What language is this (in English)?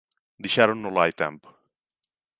Galician